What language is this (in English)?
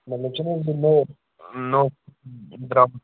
Kashmiri